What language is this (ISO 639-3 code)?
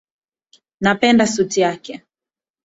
swa